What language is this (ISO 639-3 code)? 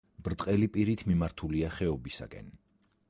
kat